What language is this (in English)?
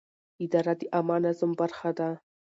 Pashto